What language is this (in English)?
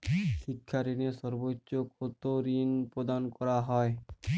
Bangla